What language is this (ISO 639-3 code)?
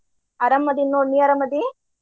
kan